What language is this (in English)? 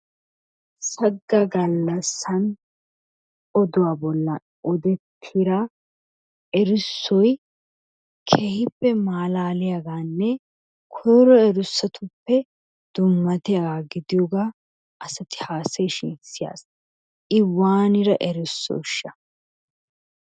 Wolaytta